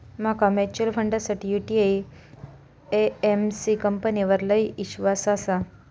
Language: Marathi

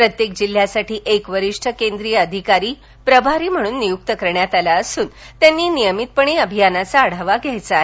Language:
Marathi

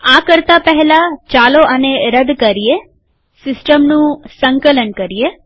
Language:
Gujarati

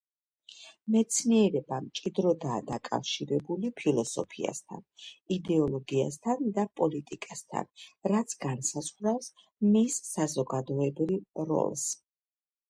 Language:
Georgian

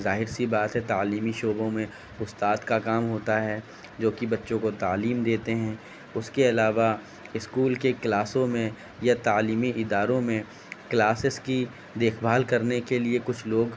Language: Urdu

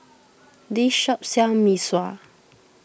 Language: English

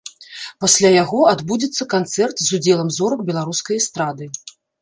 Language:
Belarusian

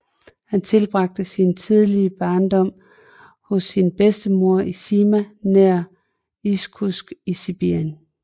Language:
Danish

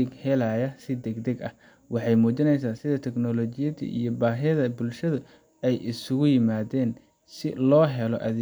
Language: Somali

